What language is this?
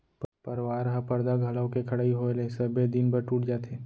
Chhattisgarhi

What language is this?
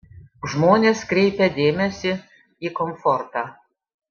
Lithuanian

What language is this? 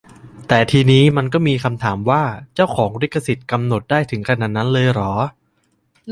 Thai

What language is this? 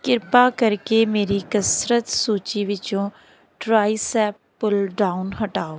Punjabi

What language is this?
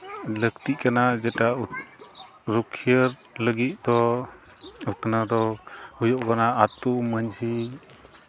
Santali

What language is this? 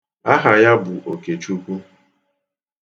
Igbo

